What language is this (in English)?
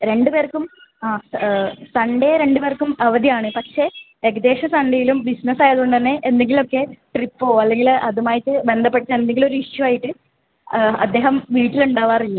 Malayalam